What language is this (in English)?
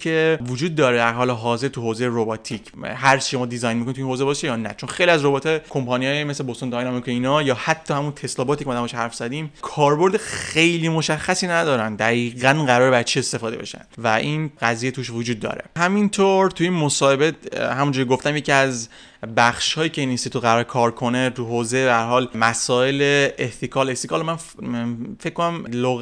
Persian